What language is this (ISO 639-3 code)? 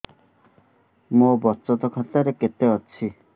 ori